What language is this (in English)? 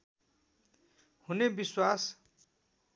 Nepali